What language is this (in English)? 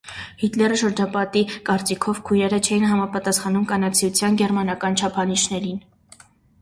Armenian